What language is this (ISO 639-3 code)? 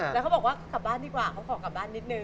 tha